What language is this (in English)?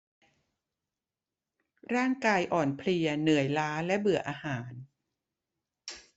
Thai